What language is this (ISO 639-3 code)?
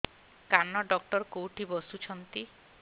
ori